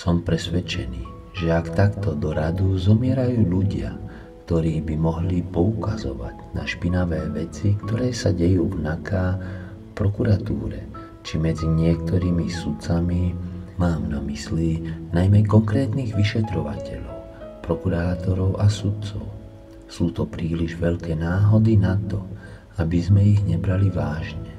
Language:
Slovak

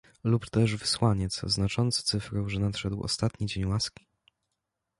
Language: Polish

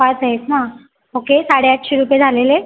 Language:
Marathi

